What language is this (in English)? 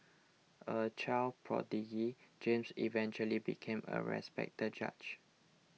English